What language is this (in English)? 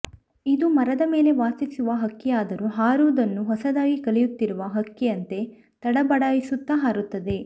Kannada